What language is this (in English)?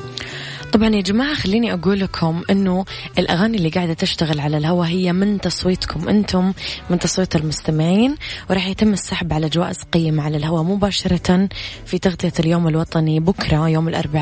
Arabic